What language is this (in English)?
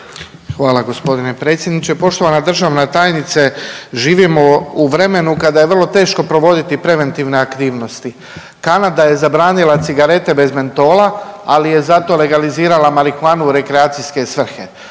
Croatian